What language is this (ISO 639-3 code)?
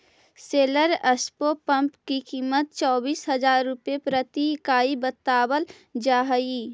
mag